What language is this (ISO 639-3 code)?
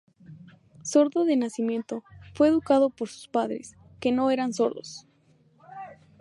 spa